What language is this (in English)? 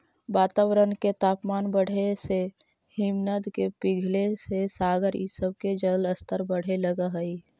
Magahi